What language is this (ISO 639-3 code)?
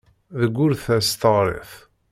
kab